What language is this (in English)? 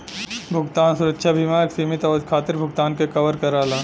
Bhojpuri